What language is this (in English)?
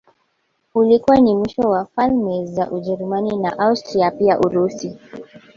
Swahili